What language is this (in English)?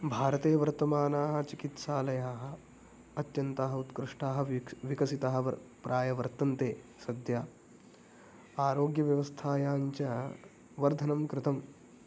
Sanskrit